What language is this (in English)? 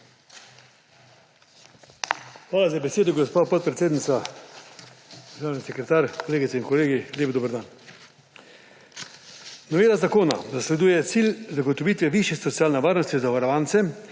Slovenian